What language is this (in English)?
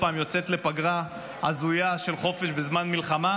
Hebrew